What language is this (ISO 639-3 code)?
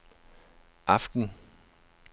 dan